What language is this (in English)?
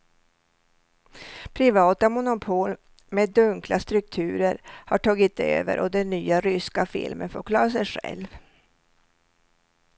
Swedish